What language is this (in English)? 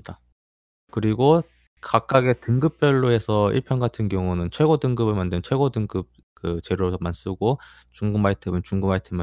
Korean